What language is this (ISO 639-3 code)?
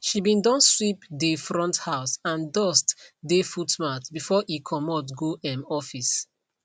pcm